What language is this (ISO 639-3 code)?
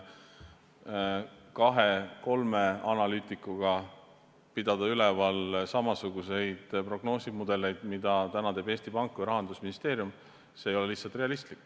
est